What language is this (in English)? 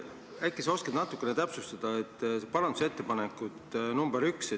Estonian